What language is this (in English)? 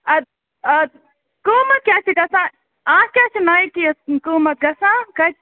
Kashmiri